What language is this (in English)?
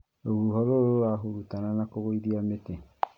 Kikuyu